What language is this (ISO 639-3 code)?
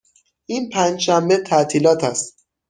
fas